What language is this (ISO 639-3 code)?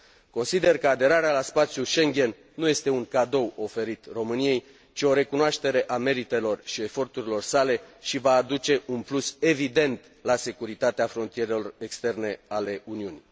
ron